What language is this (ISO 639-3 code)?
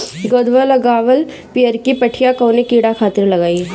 bho